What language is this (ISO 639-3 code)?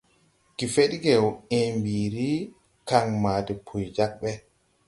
tui